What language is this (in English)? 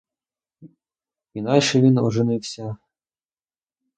Ukrainian